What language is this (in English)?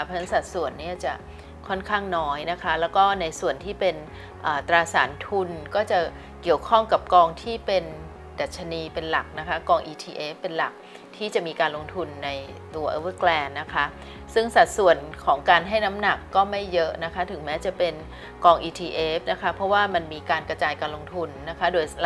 Thai